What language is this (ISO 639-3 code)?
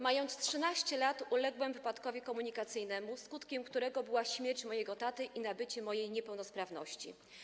pol